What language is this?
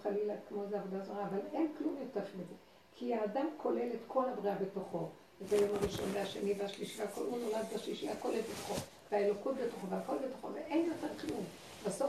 Hebrew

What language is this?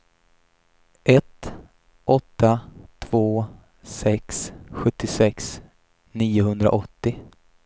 Swedish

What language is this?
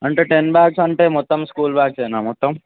Telugu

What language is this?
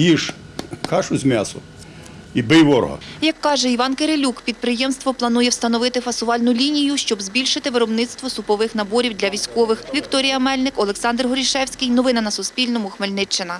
Ukrainian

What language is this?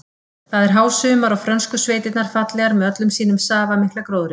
Icelandic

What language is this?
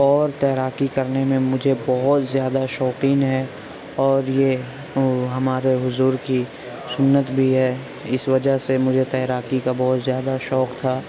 Urdu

